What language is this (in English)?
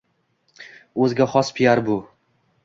Uzbek